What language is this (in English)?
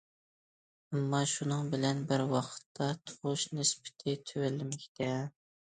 Uyghur